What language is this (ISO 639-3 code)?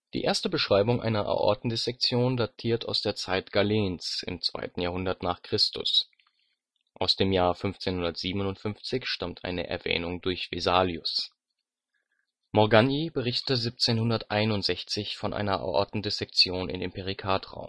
deu